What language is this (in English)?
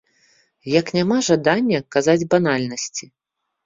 Belarusian